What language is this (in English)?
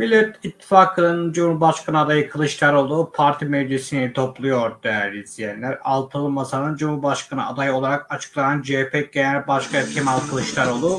Turkish